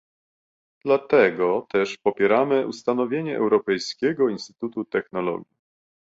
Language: Polish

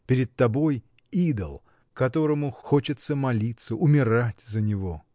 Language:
Russian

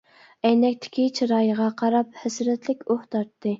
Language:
Uyghur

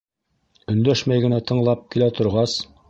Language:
Bashkir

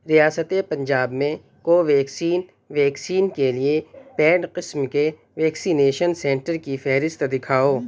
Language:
Urdu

